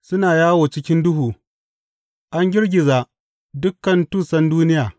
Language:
Hausa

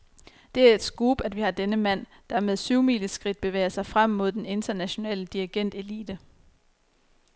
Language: Danish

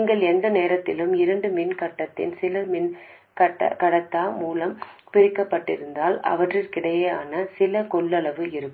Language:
Tamil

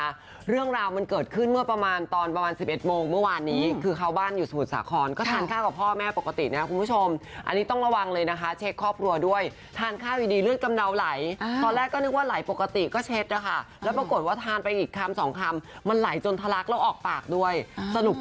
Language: Thai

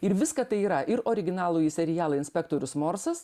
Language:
Lithuanian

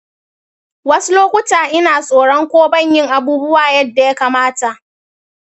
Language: Hausa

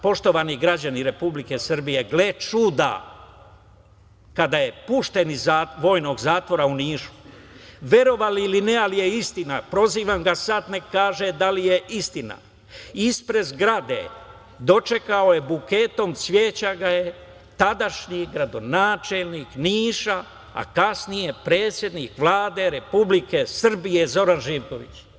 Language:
Serbian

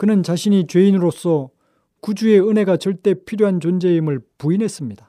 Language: Korean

